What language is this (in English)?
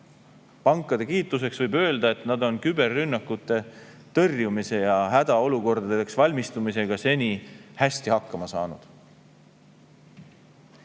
Estonian